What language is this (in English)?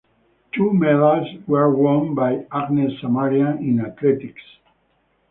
English